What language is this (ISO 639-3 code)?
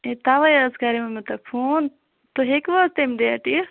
kas